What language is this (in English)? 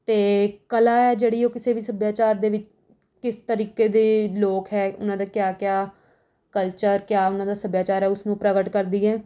Punjabi